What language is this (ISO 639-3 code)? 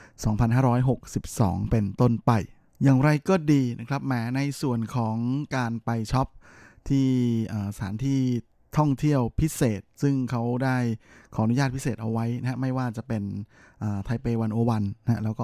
tha